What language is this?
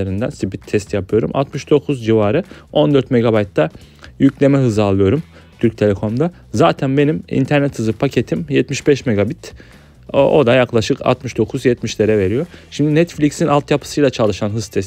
Turkish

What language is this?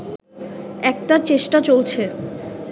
Bangla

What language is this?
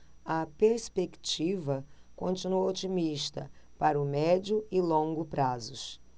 Portuguese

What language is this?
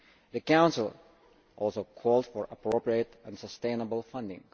English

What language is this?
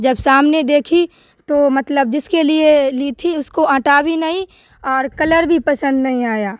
Urdu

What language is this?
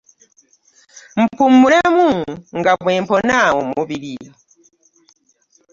Ganda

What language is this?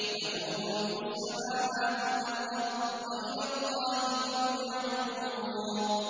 Arabic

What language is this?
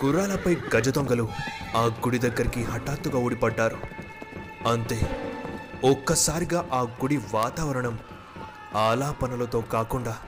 Telugu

